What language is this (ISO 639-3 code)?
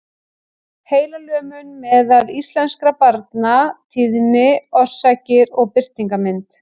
isl